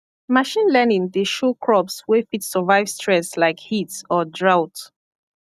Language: Nigerian Pidgin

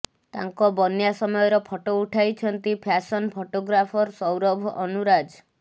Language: Odia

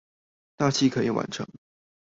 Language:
Chinese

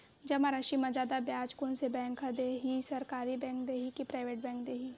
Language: Chhattisgarhi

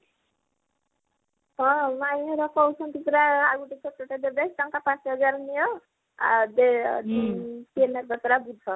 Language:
Odia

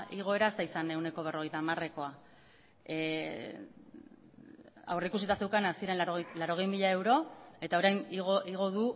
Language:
Basque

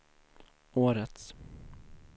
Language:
Swedish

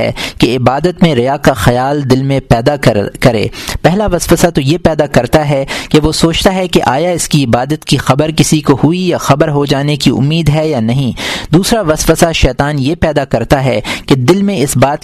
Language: Urdu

